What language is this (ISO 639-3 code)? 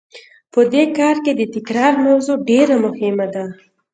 pus